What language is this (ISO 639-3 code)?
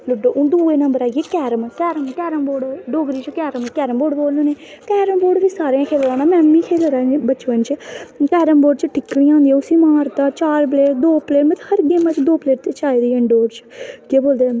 doi